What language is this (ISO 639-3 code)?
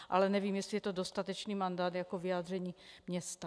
ces